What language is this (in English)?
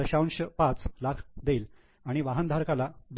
Marathi